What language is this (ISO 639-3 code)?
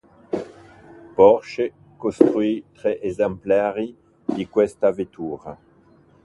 ita